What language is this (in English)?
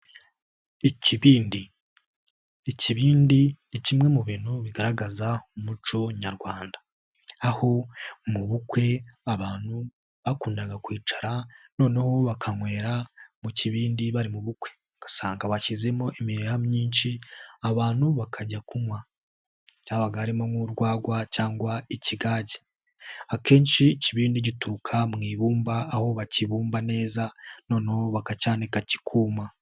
Kinyarwanda